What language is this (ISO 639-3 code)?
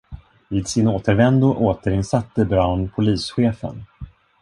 swe